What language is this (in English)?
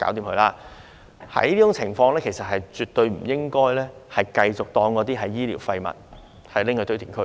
Cantonese